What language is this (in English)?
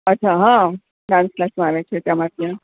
Gujarati